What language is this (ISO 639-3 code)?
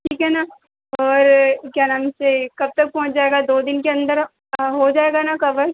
hin